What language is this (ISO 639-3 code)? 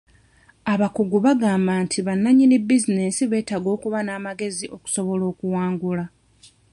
lug